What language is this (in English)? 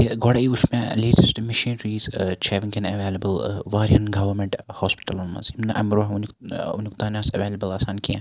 Kashmiri